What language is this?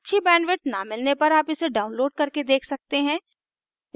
Hindi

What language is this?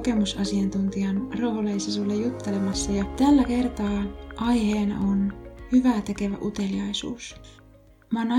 Finnish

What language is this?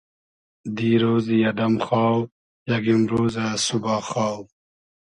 Hazaragi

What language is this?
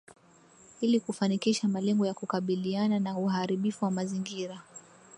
Swahili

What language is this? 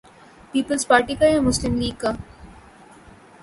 Urdu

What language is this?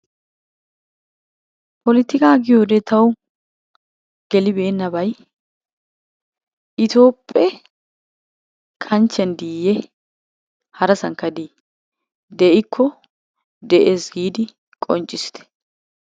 Wolaytta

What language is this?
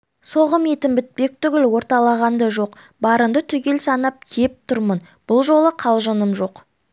Kazakh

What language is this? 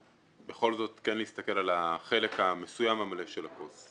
Hebrew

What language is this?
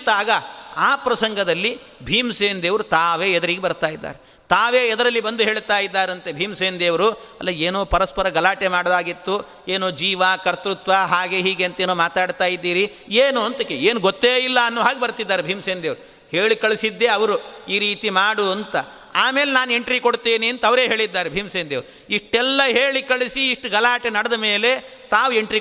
Kannada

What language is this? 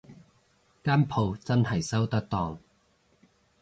Cantonese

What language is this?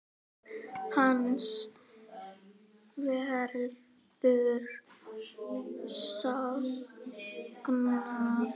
Icelandic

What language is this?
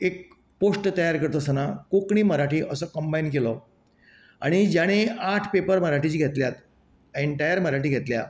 Konkani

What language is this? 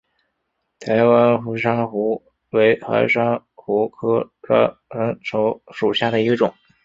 Chinese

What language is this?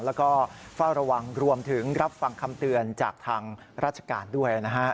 Thai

